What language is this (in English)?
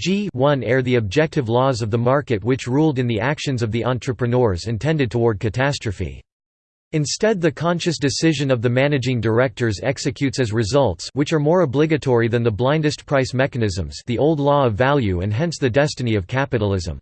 English